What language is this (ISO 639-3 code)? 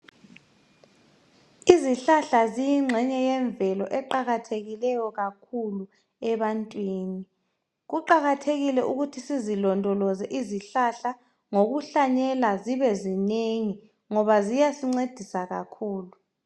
nde